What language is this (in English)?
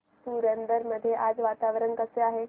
Marathi